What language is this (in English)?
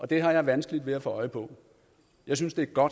Danish